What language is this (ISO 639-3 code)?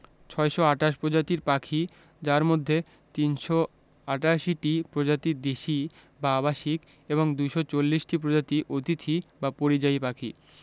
ben